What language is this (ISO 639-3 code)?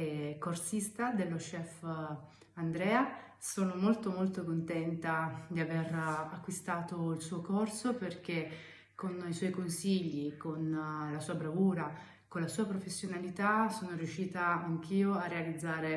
ita